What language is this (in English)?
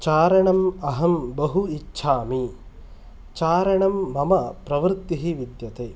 Sanskrit